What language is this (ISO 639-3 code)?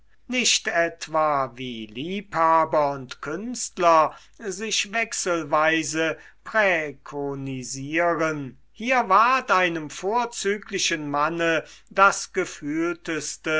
deu